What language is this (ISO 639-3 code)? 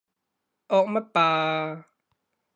yue